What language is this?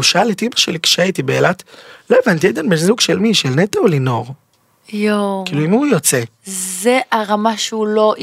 Hebrew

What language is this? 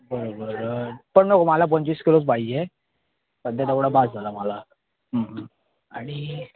Marathi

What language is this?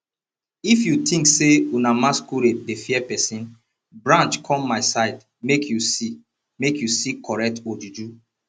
Nigerian Pidgin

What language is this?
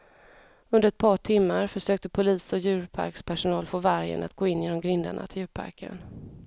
Swedish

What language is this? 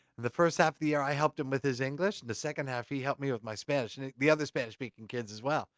English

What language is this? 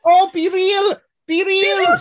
Welsh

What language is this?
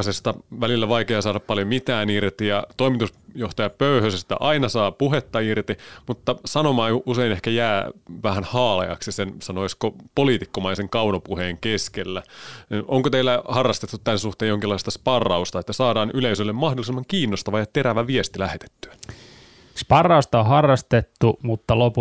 Finnish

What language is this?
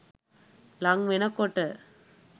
Sinhala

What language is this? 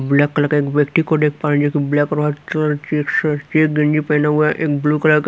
Hindi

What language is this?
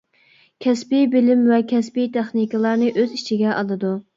Uyghur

